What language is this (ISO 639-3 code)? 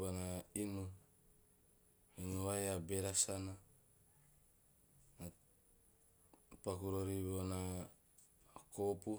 tio